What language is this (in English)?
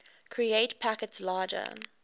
English